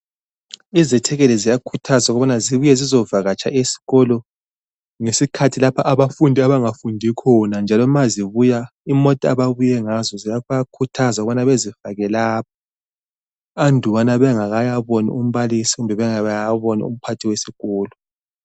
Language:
North Ndebele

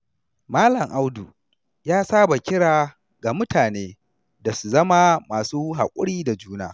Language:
Hausa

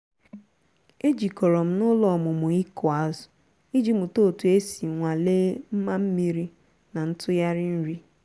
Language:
Igbo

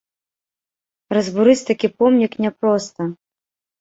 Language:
Belarusian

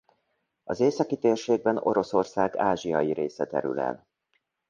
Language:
Hungarian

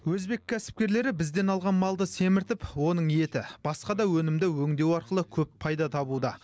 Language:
Kazakh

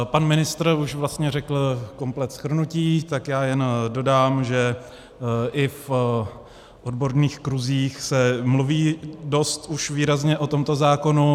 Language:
Czech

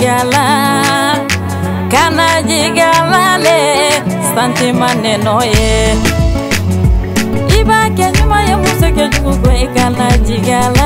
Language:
Korean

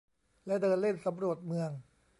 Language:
Thai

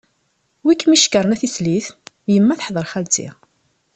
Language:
Kabyle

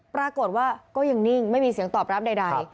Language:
Thai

